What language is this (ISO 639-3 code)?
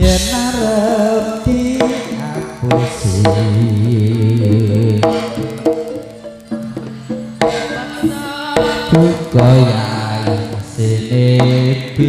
ind